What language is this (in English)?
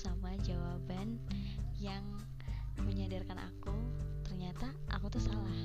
Indonesian